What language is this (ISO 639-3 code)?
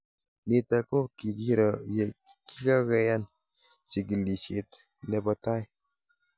kln